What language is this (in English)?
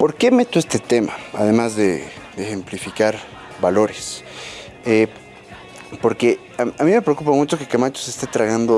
Spanish